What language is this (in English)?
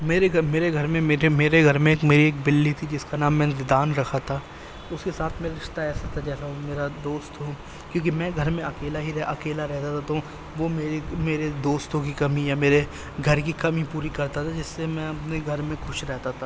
Urdu